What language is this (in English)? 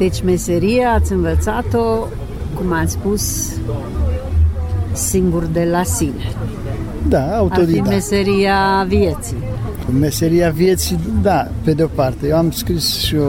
Romanian